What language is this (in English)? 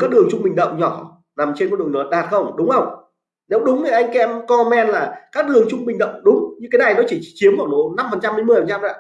Vietnamese